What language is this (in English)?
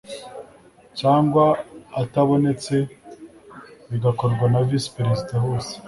Kinyarwanda